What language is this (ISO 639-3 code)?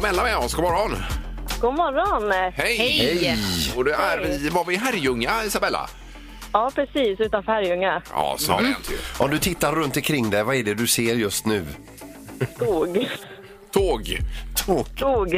swe